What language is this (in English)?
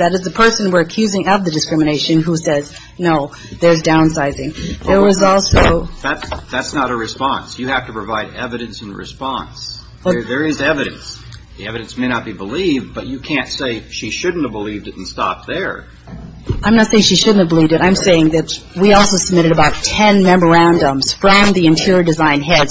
English